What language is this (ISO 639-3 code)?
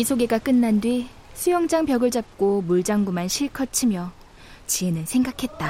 kor